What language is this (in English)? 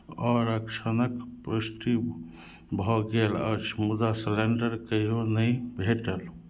Maithili